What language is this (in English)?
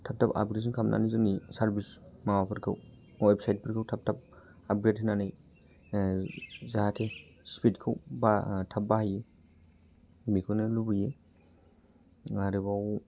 Bodo